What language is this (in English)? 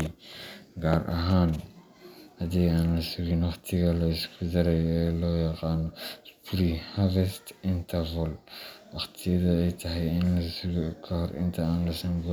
Somali